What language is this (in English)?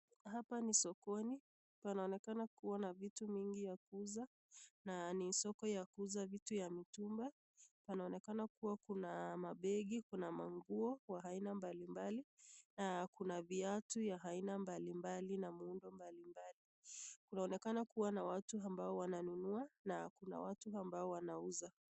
Swahili